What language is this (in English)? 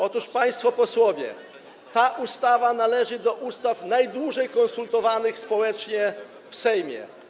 Polish